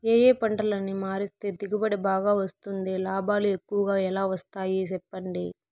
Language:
Telugu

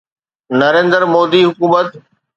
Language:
Sindhi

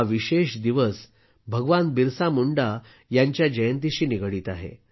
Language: Marathi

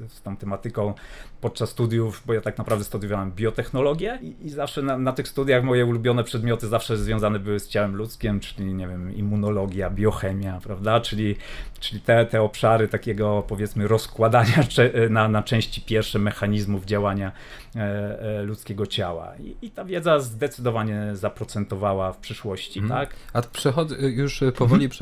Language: Polish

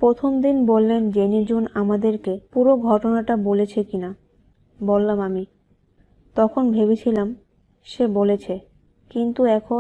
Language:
Romanian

